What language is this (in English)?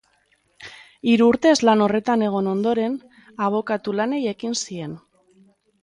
Basque